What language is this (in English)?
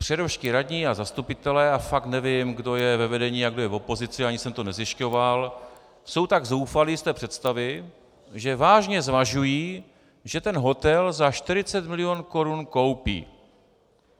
Czech